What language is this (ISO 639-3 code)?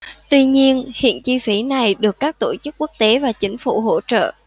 vie